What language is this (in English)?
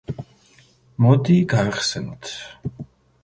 Georgian